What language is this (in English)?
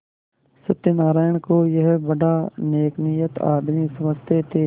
Hindi